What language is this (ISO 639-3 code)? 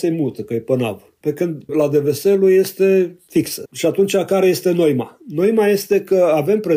ron